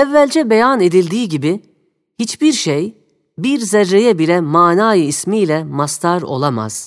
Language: Turkish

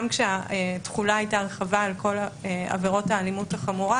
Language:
Hebrew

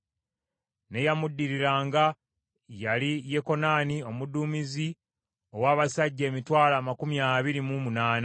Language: Ganda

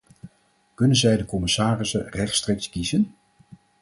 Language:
Dutch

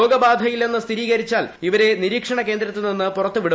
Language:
Malayalam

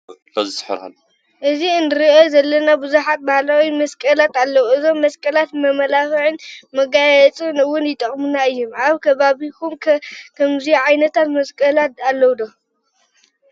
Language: Tigrinya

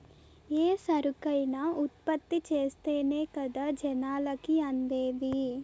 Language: Telugu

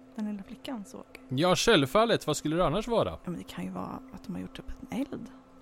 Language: Swedish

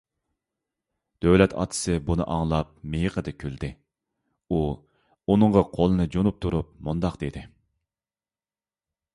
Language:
Uyghur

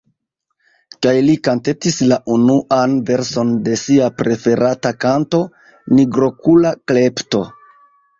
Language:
Esperanto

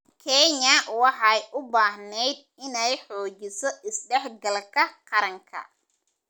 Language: Somali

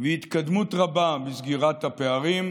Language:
Hebrew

